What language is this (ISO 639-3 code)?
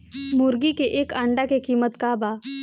bho